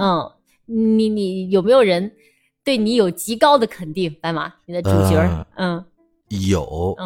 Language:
Chinese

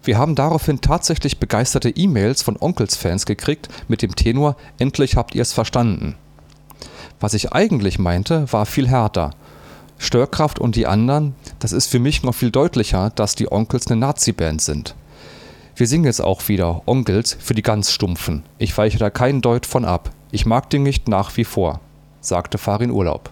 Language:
German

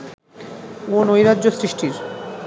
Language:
Bangla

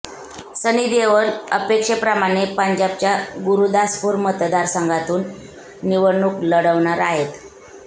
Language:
Marathi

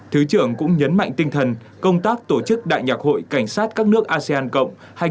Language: Vietnamese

